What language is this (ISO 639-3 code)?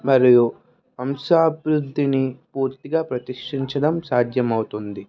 tel